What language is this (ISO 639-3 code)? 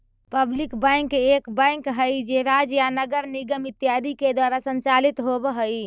mag